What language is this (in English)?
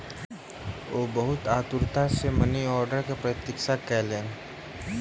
Maithili